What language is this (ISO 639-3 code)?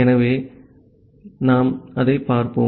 tam